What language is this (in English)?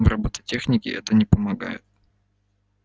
Russian